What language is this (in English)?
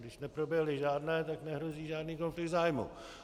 Czech